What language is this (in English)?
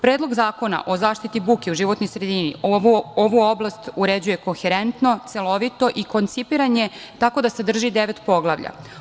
Serbian